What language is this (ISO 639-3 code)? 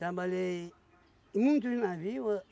por